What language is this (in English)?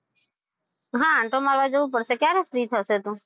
Gujarati